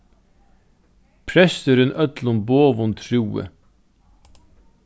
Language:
Faroese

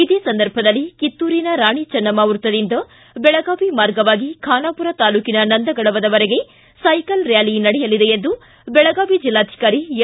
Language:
Kannada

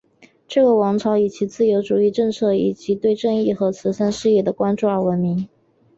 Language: Chinese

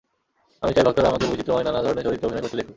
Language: Bangla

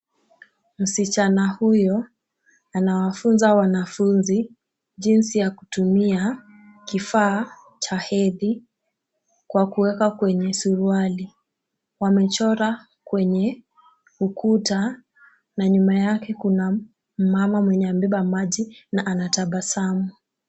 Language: Swahili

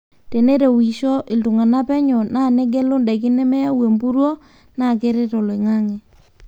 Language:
Masai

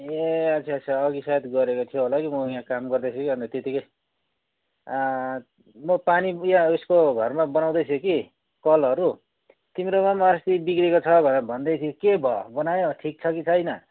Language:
Nepali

